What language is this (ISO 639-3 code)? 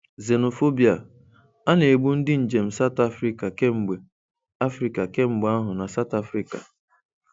ibo